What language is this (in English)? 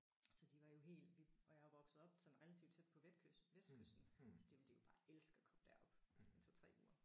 Danish